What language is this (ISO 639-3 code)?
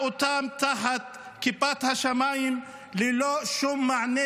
heb